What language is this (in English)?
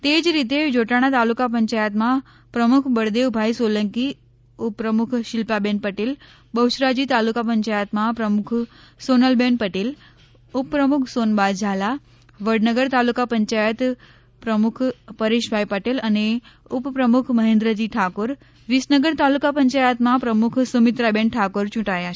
Gujarati